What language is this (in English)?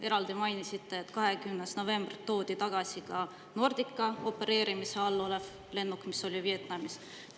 Estonian